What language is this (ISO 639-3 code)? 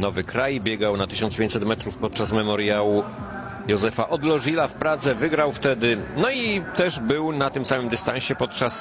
pol